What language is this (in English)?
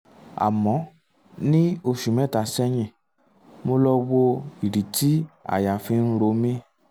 Yoruba